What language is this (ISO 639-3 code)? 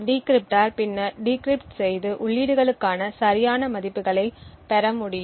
tam